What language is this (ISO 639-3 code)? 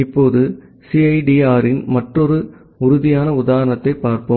tam